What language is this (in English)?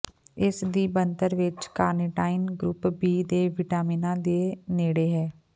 Punjabi